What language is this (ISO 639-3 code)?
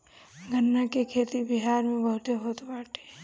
bho